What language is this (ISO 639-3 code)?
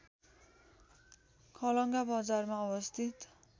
nep